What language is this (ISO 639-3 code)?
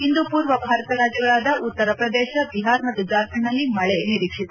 kan